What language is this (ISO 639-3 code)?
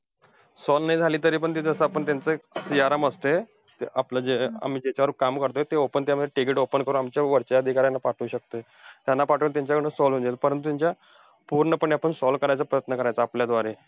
mar